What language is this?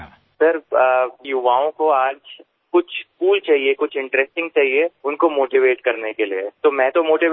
Gujarati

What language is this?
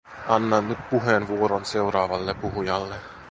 Finnish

